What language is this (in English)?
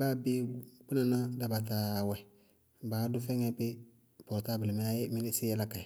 Bago-Kusuntu